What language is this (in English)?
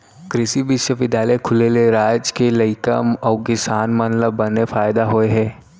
Chhattisgarhi